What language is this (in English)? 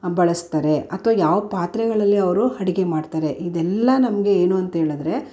Kannada